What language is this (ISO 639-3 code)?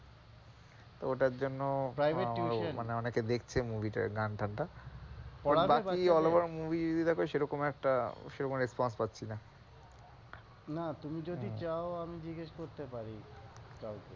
ben